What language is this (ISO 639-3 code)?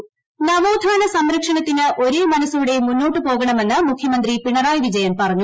mal